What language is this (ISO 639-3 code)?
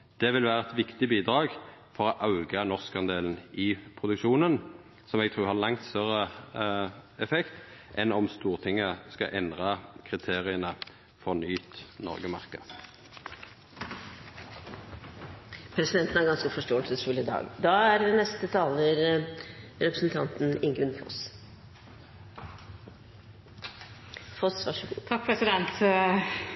nor